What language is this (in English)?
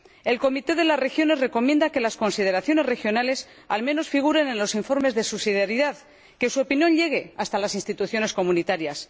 Spanish